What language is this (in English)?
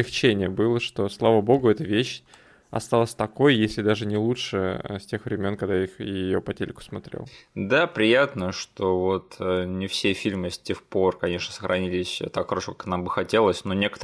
Russian